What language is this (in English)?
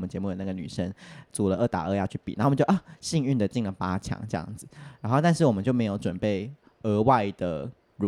Chinese